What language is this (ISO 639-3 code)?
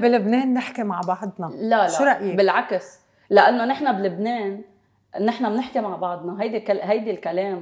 ara